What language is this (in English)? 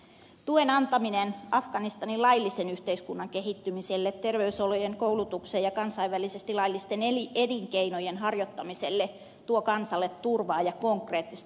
Finnish